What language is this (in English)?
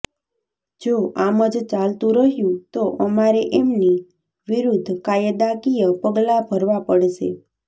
Gujarati